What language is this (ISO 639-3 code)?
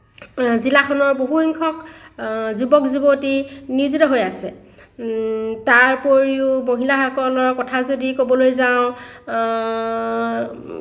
asm